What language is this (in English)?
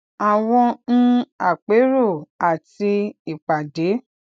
Yoruba